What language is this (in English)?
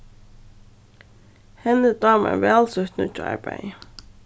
Faroese